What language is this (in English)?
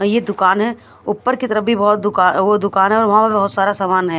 Hindi